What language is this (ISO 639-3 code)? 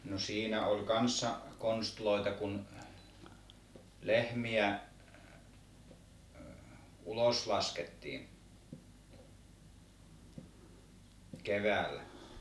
fin